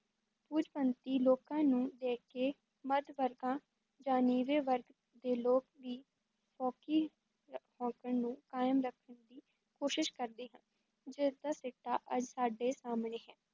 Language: Punjabi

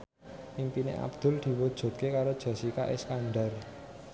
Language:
Javanese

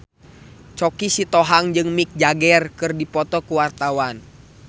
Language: Sundanese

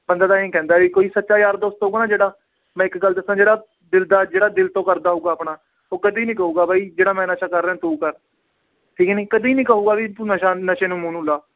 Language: Punjabi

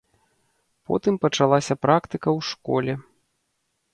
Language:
Belarusian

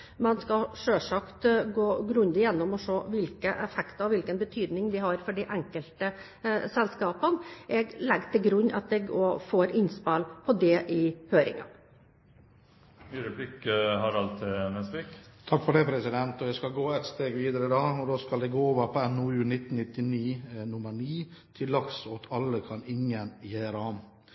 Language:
Norwegian Bokmål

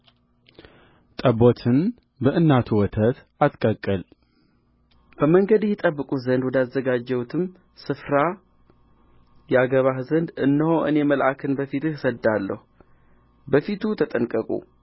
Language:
Amharic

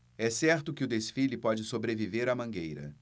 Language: Portuguese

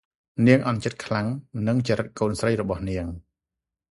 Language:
Khmer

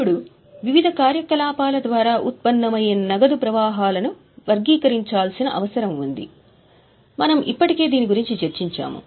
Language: Telugu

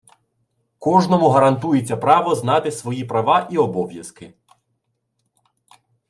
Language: Ukrainian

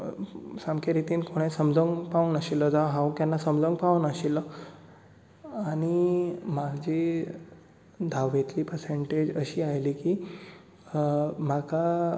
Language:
Konkani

